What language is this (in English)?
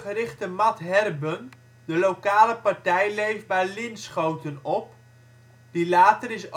Dutch